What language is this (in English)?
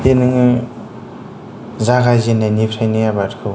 Bodo